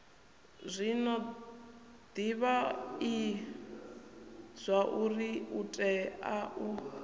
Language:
Venda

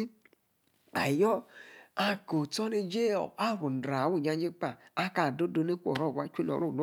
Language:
Yace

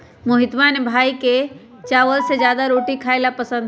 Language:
Magahi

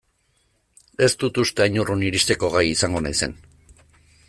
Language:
Basque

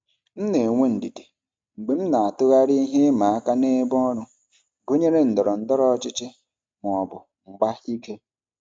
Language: Igbo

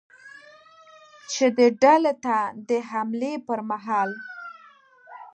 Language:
Pashto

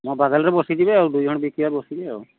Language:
Odia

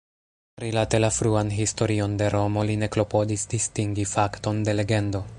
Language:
Esperanto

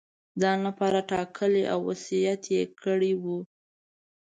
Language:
Pashto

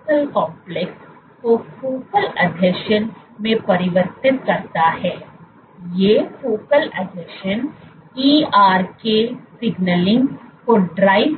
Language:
Hindi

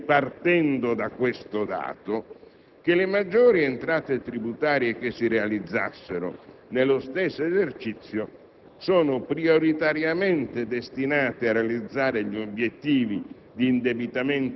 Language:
Italian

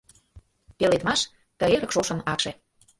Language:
Mari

